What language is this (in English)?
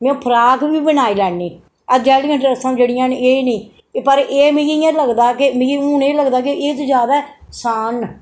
Dogri